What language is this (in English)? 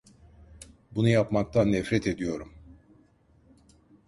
Turkish